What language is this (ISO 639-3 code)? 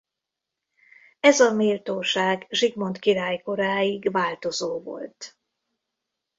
hun